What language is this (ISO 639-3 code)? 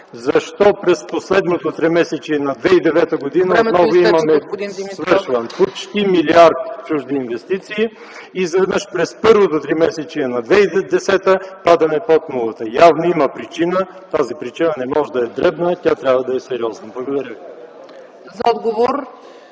bul